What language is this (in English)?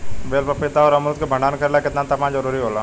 Bhojpuri